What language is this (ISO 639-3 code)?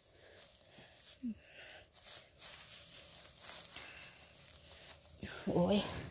tha